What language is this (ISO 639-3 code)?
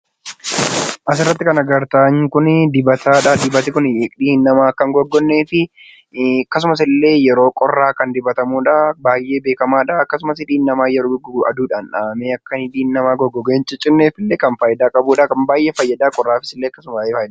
orm